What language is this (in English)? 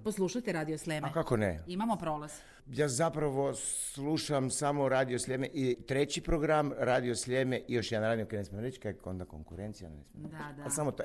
Croatian